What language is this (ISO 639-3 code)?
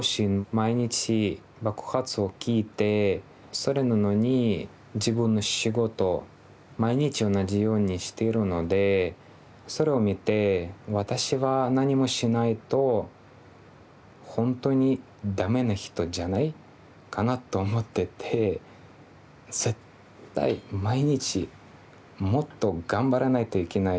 jpn